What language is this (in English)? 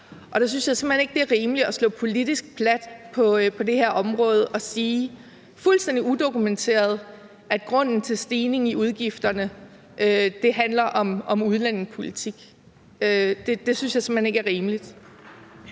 Danish